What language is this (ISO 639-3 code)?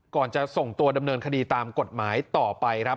tha